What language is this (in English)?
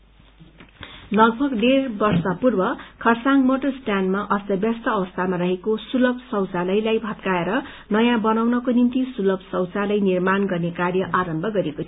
Nepali